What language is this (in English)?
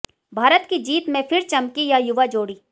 Hindi